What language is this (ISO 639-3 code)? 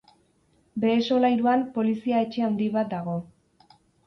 eus